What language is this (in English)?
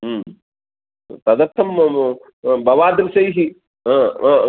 Sanskrit